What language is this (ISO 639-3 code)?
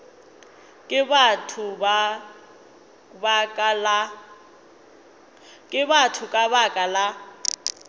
nso